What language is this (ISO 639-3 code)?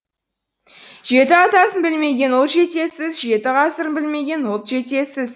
kaz